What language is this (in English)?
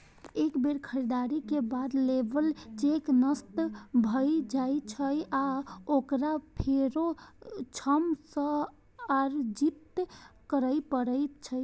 Maithili